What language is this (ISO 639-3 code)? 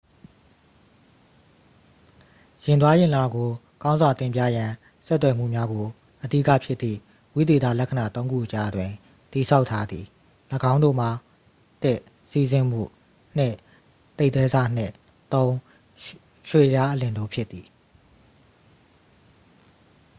mya